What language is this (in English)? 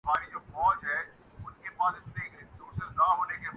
Urdu